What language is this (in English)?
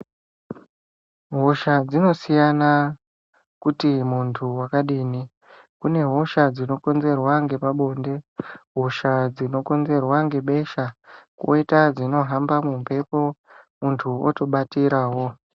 Ndau